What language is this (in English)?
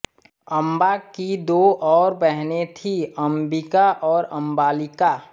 Hindi